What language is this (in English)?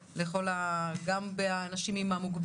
Hebrew